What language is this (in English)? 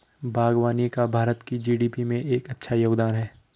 Hindi